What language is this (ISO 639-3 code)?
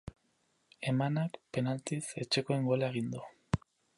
eus